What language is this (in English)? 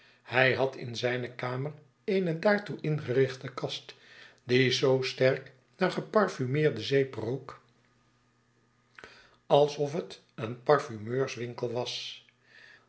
Dutch